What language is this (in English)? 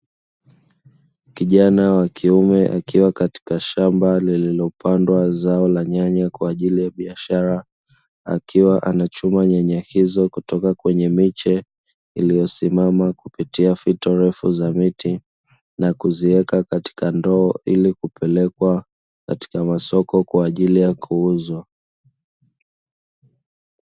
Swahili